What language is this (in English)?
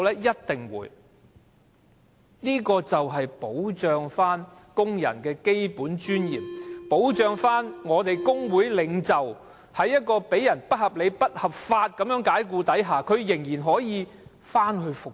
Cantonese